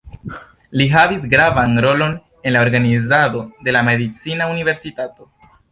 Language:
Esperanto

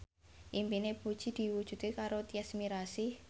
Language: Javanese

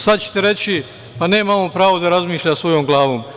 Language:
Serbian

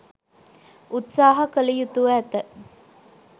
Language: Sinhala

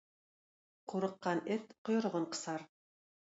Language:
Tatar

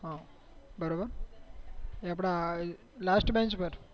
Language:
Gujarati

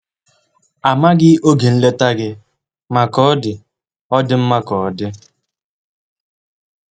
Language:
Igbo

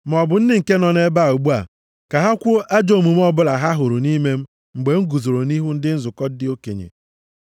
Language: Igbo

